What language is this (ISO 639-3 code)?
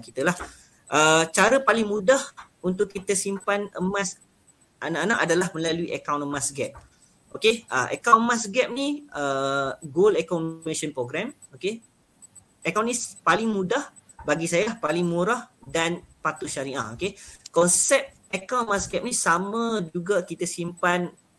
msa